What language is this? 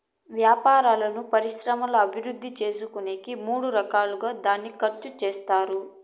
Telugu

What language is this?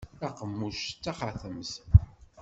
Kabyle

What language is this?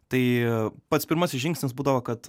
Lithuanian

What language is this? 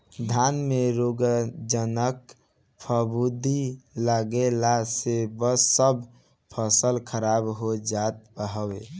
Bhojpuri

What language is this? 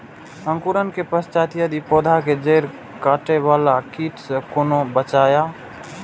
Maithili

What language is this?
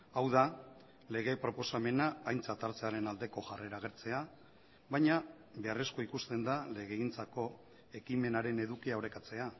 Basque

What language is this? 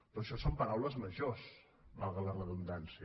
Catalan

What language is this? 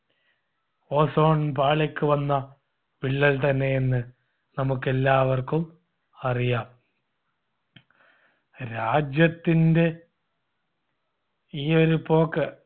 Malayalam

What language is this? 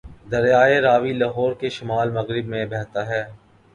Urdu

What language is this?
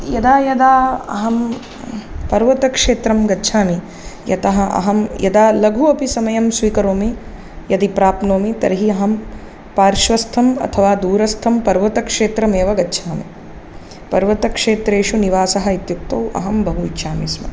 Sanskrit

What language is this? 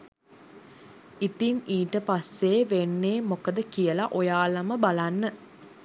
Sinhala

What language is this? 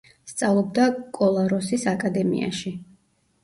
Georgian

